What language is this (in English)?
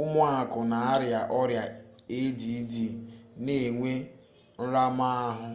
Igbo